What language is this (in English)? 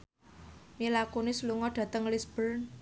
Javanese